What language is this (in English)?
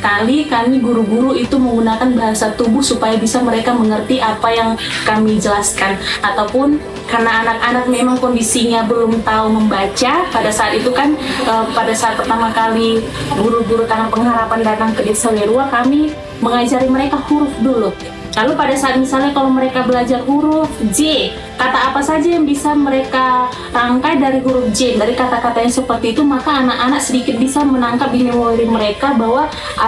Indonesian